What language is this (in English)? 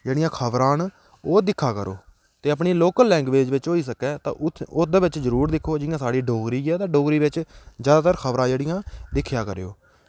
Dogri